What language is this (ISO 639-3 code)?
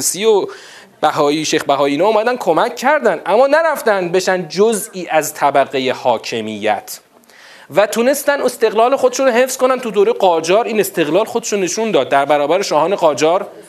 fas